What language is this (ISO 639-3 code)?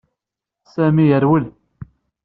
kab